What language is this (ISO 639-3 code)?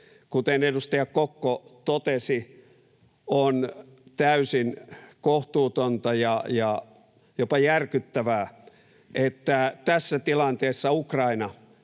fin